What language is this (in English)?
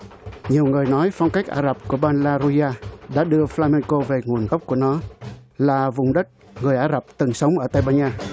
Vietnamese